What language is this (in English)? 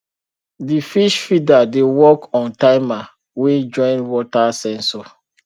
Nigerian Pidgin